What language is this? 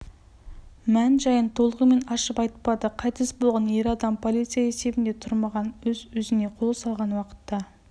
Kazakh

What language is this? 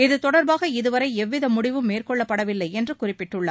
Tamil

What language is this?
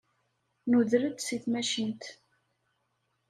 Kabyle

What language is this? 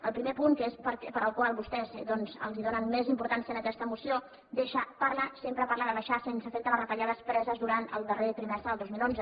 Catalan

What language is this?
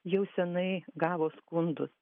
Lithuanian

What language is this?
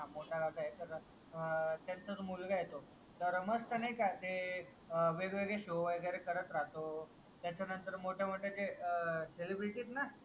Marathi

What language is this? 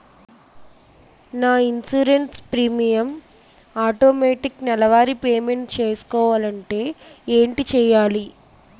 Telugu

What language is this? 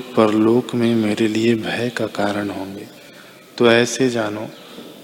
Hindi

